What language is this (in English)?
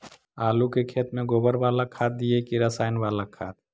Magahi